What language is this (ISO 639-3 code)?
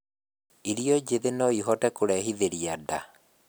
kik